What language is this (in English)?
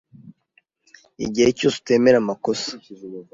Kinyarwanda